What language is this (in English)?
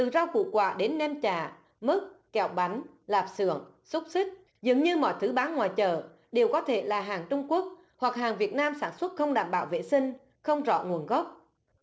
Vietnamese